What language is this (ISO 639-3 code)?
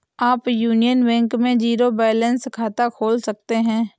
hin